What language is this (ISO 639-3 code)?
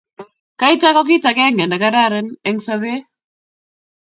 kln